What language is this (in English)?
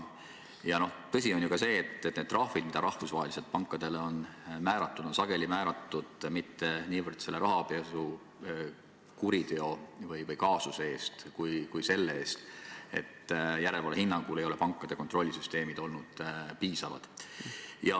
Estonian